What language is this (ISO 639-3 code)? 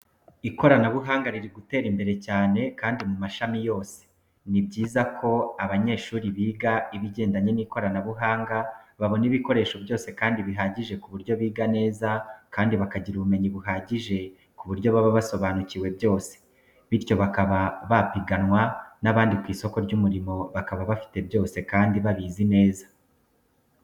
kin